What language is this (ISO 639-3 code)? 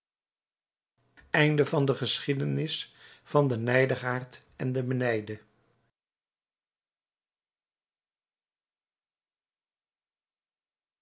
nld